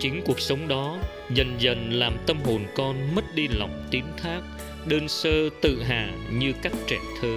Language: Vietnamese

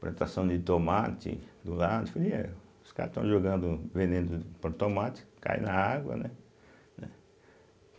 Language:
Portuguese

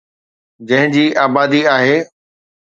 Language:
Sindhi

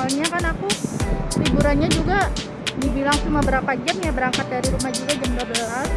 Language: Indonesian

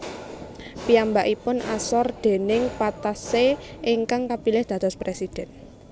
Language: Javanese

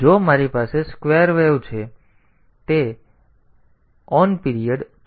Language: Gujarati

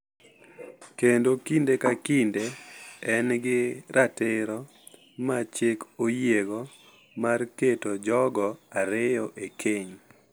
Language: Luo (Kenya and Tanzania)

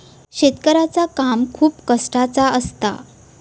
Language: Marathi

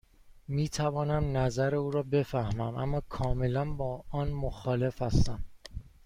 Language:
Persian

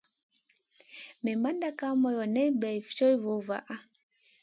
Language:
Masana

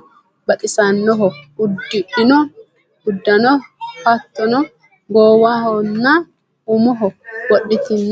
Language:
Sidamo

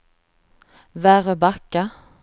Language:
Swedish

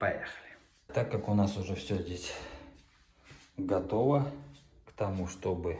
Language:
Russian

